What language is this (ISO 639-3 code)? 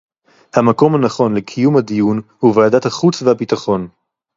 heb